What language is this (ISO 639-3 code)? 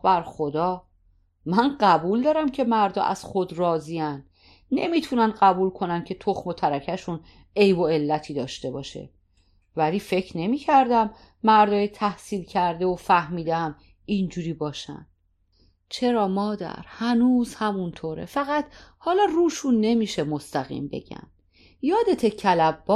fas